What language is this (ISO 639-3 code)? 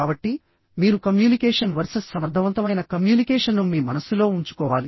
tel